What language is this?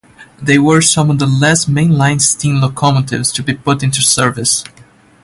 English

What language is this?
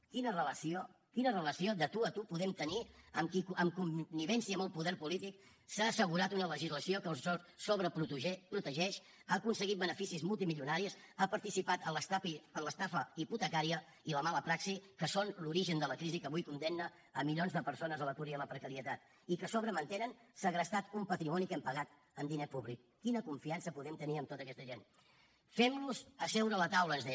Catalan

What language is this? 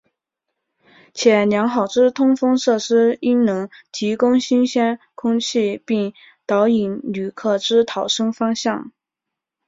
Chinese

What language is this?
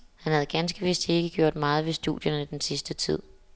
Danish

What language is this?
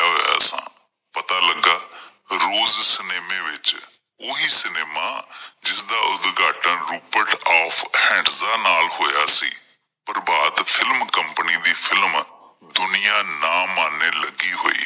Punjabi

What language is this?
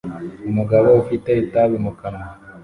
Kinyarwanda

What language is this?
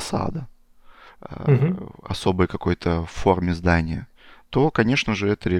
Russian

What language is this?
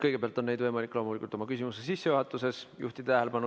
Estonian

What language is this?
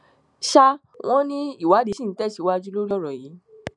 Yoruba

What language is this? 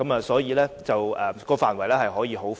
Cantonese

